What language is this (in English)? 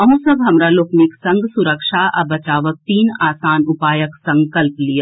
Maithili